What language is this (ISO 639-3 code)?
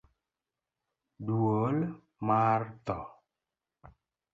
luo